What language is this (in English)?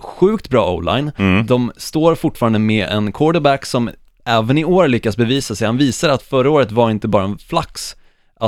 Swedish